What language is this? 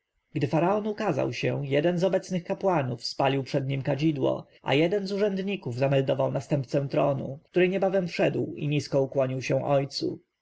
Polish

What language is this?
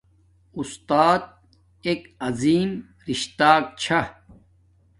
Domaaki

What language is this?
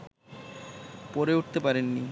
Bangla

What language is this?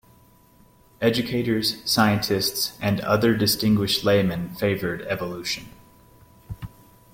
English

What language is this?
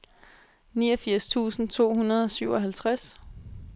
Danish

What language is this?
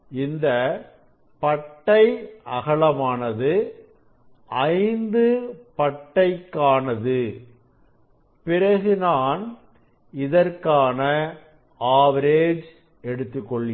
Tamil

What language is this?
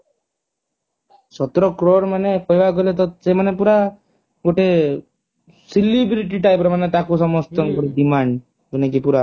Odia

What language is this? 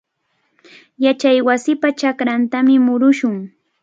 Cajatambo North Lima Quechua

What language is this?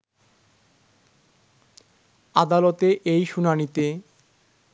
Bangla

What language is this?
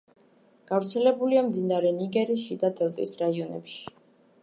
Georgian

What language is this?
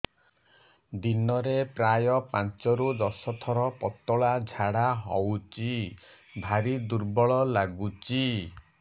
Odia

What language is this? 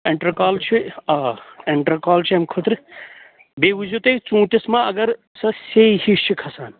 Kashmiri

